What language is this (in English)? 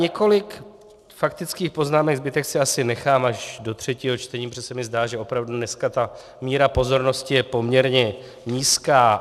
Czech